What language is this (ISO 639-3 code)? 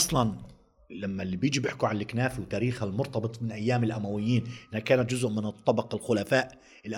ara